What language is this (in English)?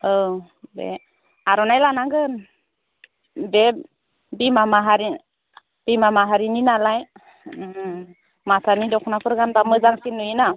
Bodo